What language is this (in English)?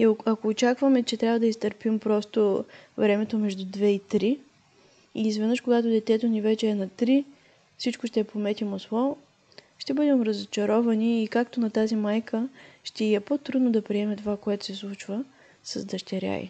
Bulgarian